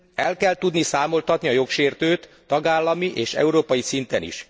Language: Hungarian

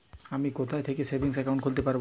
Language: Bangla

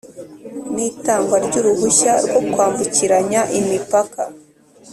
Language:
Kinyarwanda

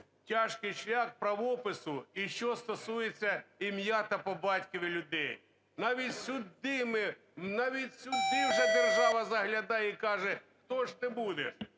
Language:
Ukrainian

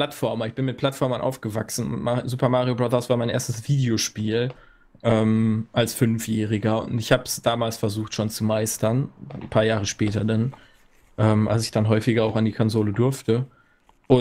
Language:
German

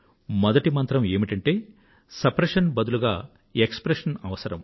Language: Telugu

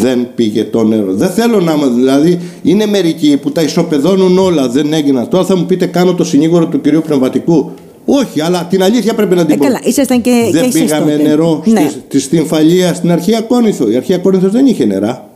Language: Greek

